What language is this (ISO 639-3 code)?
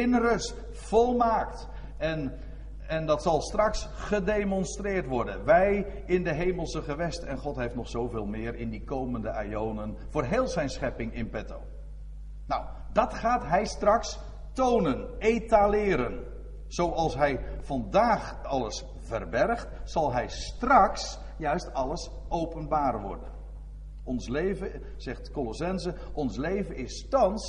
nld